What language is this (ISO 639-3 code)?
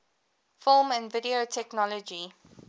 eng